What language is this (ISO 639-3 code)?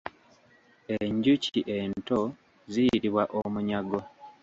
lug